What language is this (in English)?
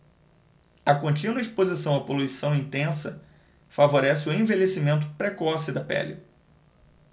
Portuguese